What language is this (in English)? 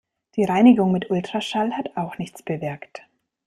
German